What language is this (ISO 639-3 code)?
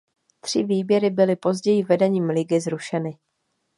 ces